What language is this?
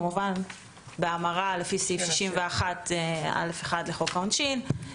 Hebrew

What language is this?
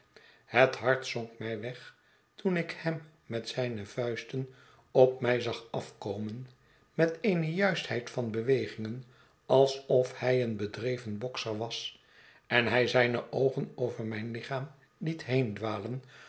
Dutch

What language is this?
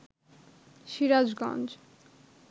Bangla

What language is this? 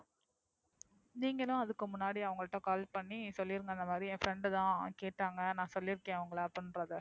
Tamil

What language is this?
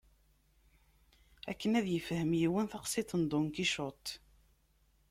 Kabyle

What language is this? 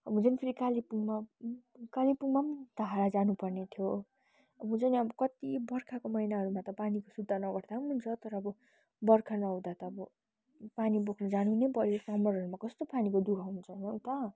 Nepali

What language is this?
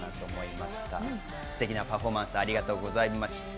Japanese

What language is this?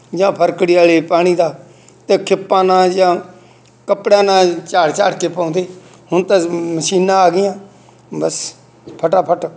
Punjabi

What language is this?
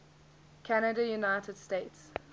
English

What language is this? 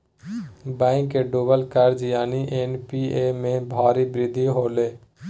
Magahi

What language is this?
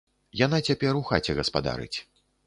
Belarusian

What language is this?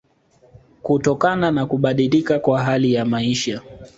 Swahili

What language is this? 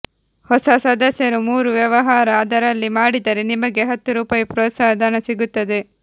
Kannada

